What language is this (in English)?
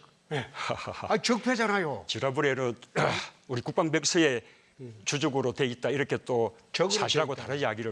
Korean